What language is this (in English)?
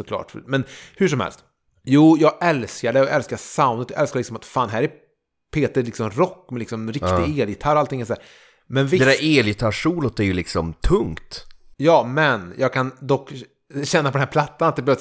Swedish